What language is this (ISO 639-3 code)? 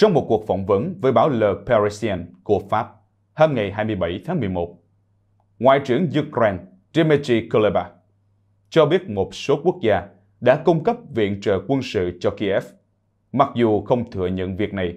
vie